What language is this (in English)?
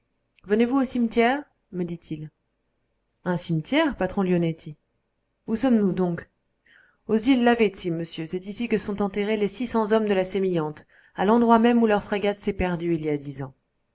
French